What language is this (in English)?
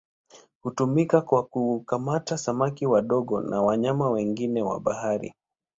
Swahili